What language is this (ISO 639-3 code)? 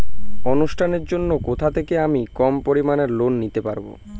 ben